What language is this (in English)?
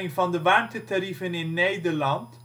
Dutch